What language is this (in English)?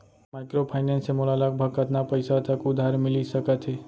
Chhattisgarhi